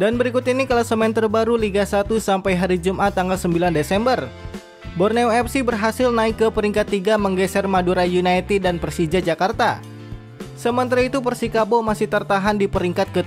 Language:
Indonesian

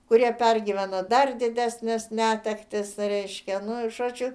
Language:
Lithuanian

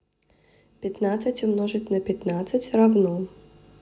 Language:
Russian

